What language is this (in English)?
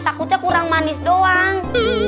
Indonesian